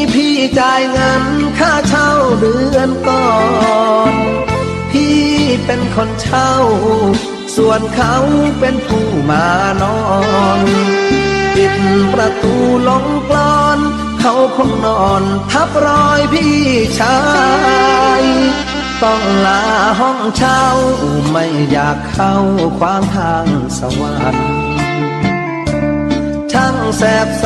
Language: Thai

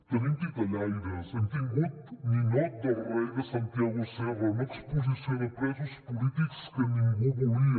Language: Catalan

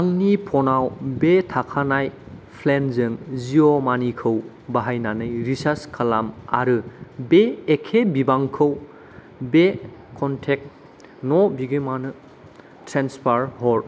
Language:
Bodo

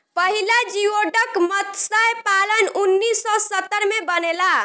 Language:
Bhojpuri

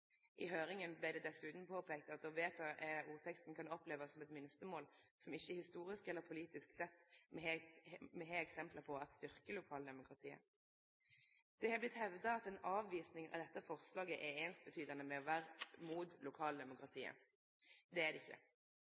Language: Norwegian Nynorsk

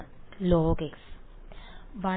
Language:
Malayalam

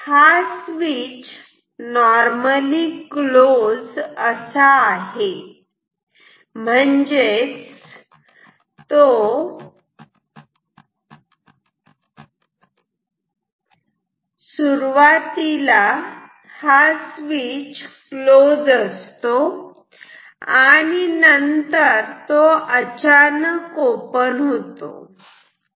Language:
Marathi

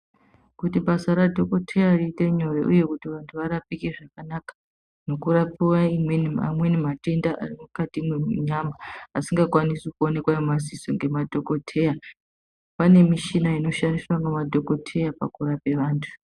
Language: Ndau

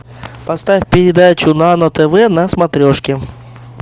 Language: Russian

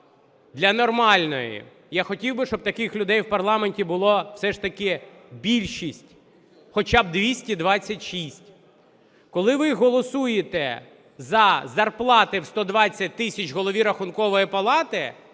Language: Ukrainian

